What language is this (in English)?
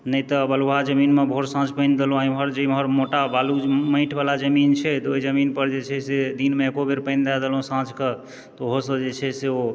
Maithili